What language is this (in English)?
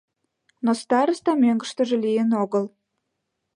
Mari